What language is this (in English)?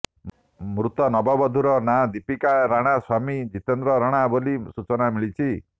Odia